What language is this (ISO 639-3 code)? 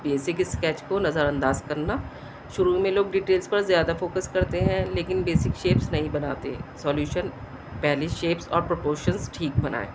urd